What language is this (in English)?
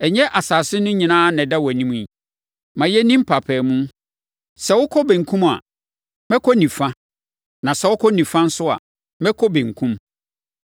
Akan